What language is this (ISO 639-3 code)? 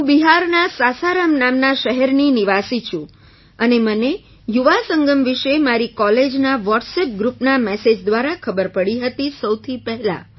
guj